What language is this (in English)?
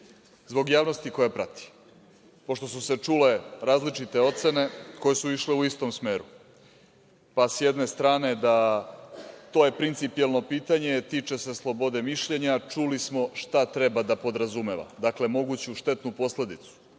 Serbian